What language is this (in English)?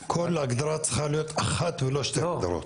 Hebrew